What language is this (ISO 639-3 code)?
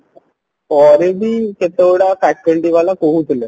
ori